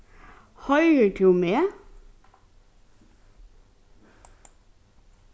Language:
Faroese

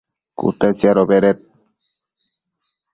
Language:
Matsés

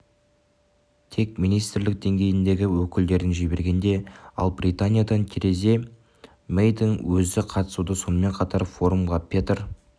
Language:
Kazakh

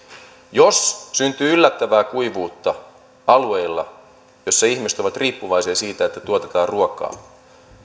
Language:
Finnish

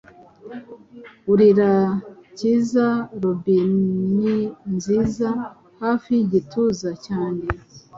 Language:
Kinyarwanda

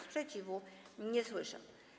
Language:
Polish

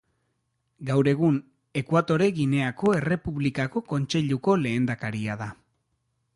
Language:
Basque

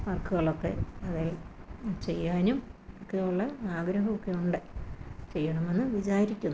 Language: Malayalam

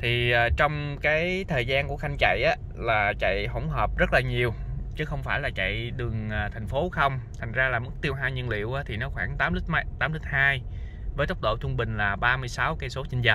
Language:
Vietnamese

